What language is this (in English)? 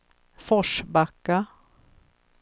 Swedish